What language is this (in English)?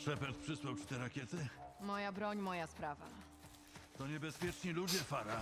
Polish